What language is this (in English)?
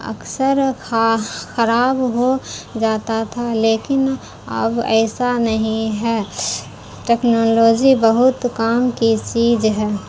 Urdu